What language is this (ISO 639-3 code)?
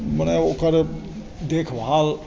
mai